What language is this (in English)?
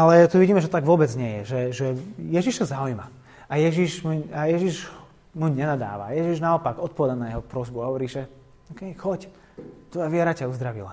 Slovak